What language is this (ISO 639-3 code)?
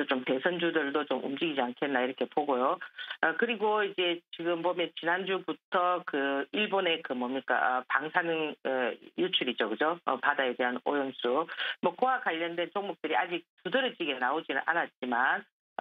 kor